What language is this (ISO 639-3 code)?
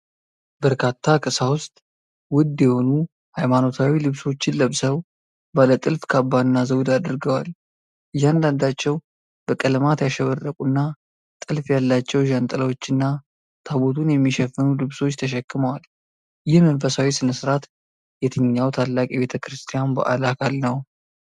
amh